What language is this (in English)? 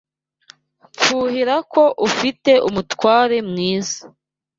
Kinyarwanda